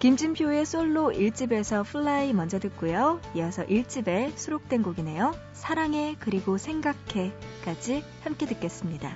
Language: Korean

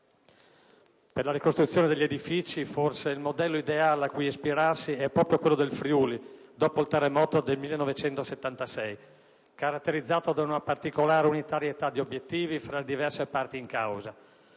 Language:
Italian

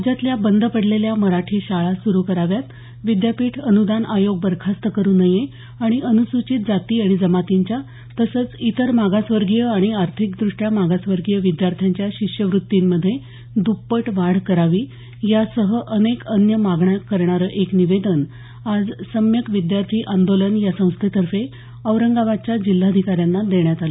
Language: Marathi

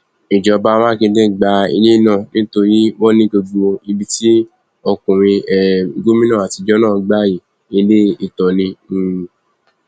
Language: Yoruba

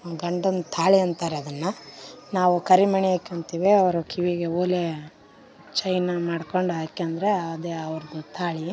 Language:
Kannada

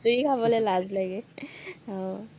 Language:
Assamese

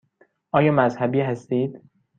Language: Persian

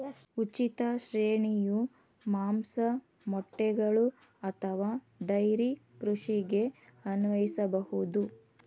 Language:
Kannada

